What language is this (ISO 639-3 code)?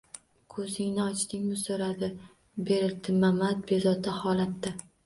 uzb